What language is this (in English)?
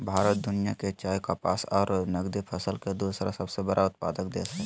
Magahi